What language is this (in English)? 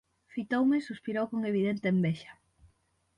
Galician